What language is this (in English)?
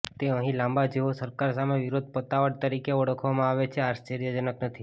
Gujarati